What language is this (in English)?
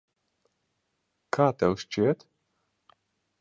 Latvian